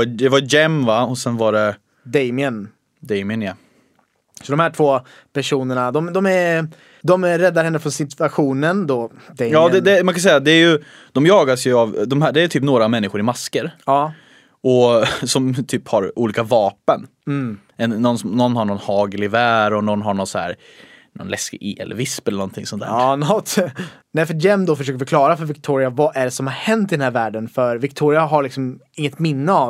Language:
Swedish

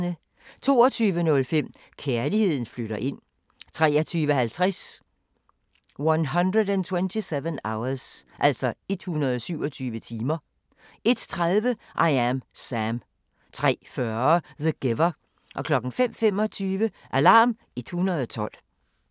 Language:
Danish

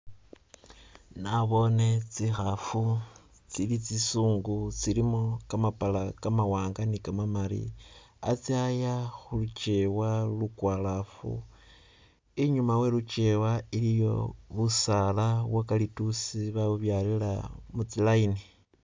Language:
Masaaba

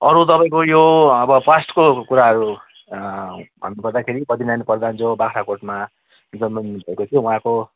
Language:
Nepali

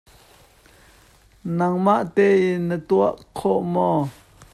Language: Hakha Chin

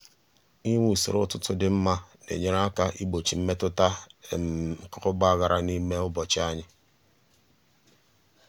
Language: Igbo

